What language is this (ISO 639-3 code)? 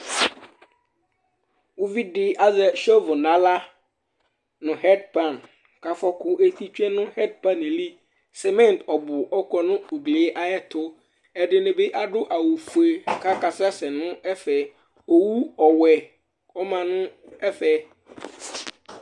kpo